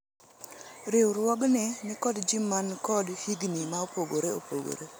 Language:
Luo (Kenya and Tanzania)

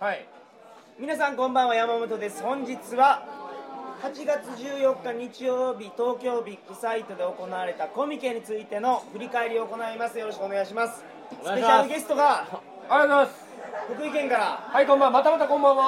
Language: Japanese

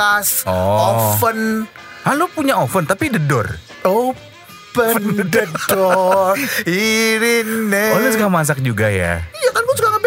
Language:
Indonesian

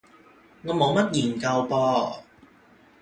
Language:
Cantonese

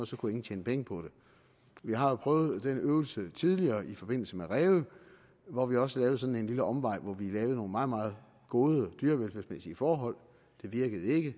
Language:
Danish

